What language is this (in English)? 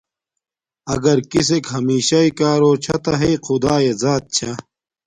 Domaaki